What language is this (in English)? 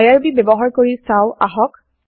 Assamese